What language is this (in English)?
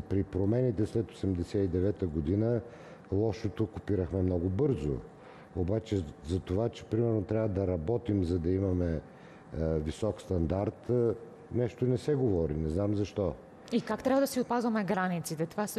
Bulgarian